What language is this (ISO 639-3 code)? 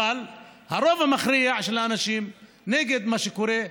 heb